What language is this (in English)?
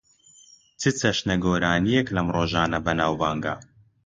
Central Kurdish